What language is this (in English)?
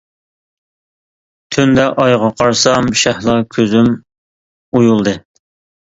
Uyghur